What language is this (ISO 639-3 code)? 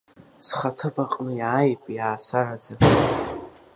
abk